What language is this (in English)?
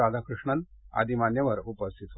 Marathi